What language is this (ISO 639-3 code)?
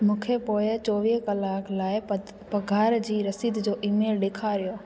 snd